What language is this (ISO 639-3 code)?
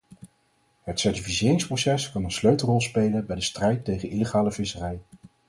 nld